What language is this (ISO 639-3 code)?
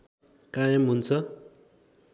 nep